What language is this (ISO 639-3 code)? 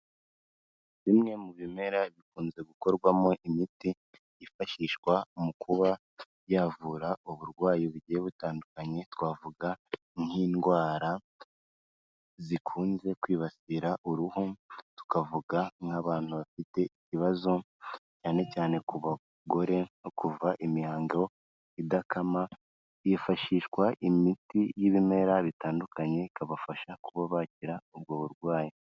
kin